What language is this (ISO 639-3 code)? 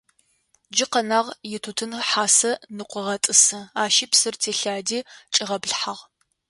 ady